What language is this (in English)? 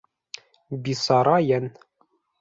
Bashkir